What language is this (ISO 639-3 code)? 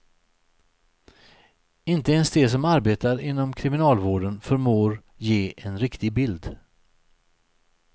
swe